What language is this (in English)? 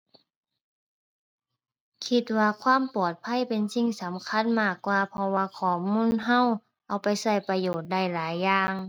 Thai